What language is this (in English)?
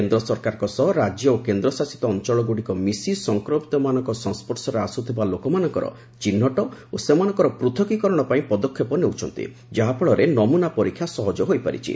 Odia